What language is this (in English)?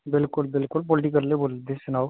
Dogri